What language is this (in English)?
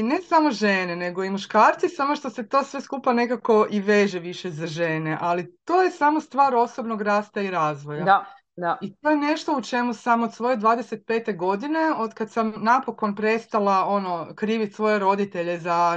Croatian